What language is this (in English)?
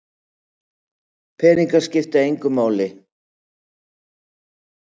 Icelandic